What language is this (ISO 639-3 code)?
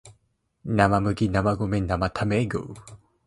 jpn